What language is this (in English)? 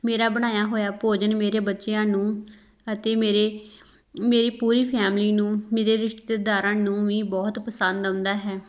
Punjabi